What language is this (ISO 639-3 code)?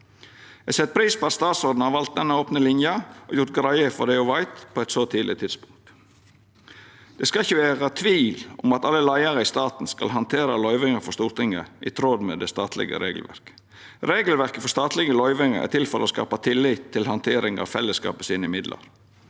nor